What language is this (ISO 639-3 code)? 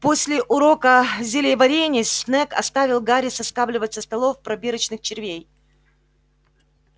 rus